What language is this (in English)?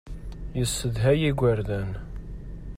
Kabyle